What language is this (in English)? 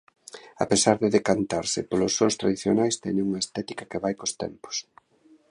Galician